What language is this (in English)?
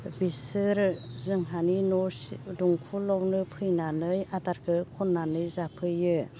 Bodo